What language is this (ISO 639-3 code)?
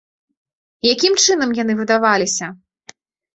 bel